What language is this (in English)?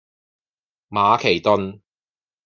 Cantonese